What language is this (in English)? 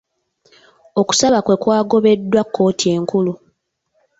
Ganda